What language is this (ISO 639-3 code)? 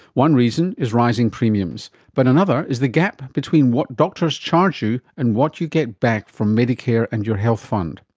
eng